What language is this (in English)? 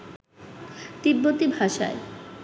Bangla